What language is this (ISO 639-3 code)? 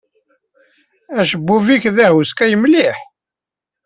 kab